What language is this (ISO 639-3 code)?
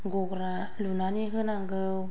brx